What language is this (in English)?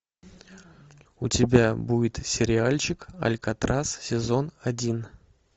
Russian